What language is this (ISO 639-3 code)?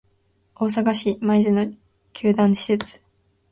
jpn